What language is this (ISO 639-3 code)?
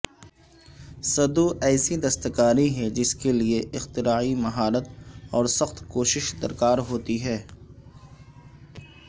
urd